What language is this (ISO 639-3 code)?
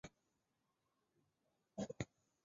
zho